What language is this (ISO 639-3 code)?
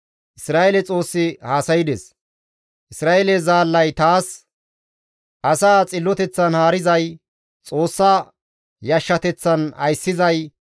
gmv